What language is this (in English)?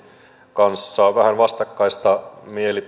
Finnish